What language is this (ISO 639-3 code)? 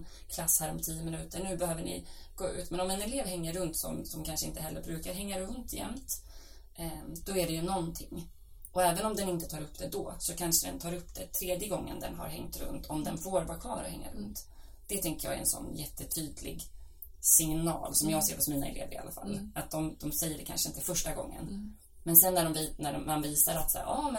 swe